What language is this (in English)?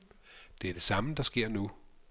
Danish